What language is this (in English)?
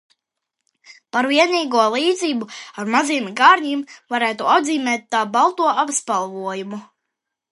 Latvian